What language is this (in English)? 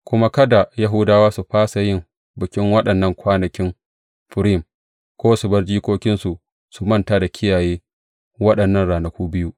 Hausa